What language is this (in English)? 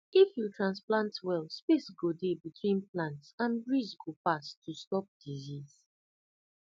Nigerian Pidgin